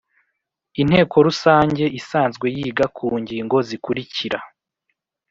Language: Kinyarwanda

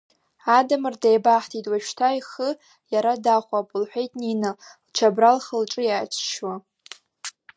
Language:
Abkhazian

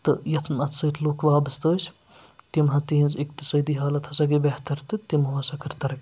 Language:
Kashmiri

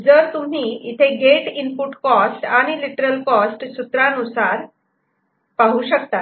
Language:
Marathi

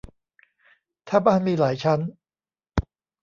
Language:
Thai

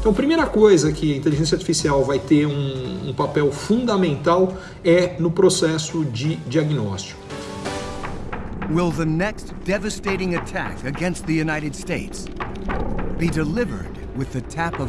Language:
Portuguese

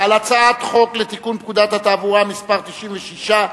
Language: Hebrew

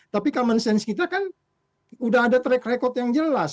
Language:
Indonesian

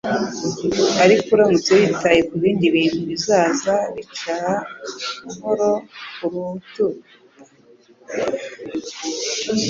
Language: Kinyarwanda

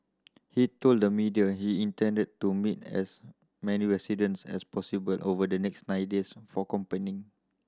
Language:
English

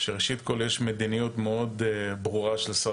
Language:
Hebrew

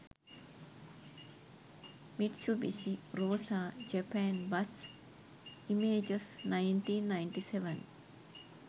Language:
Sinhala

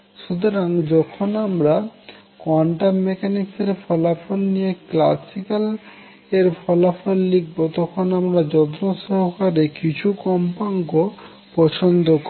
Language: Bangla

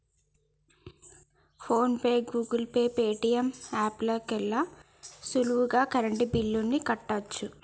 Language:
Telugu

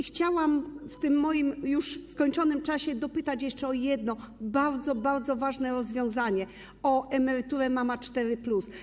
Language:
Polish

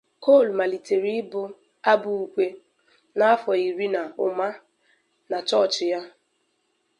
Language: Igbo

